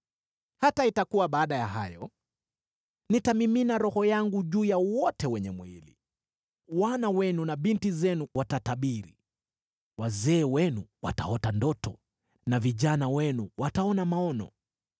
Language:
Swahili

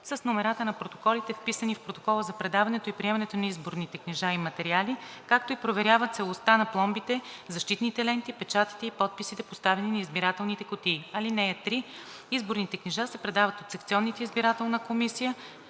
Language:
Bulgarian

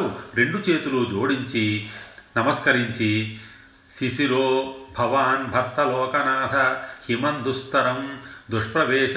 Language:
Telugu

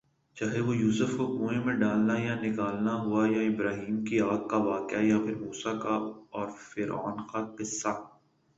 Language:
Urdu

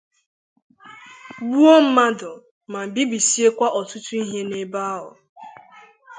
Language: Igbo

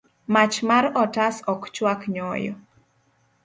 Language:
Luo (Kenya and Tanzania)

